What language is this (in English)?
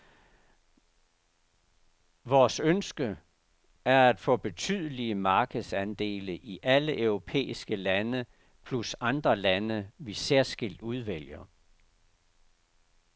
Danish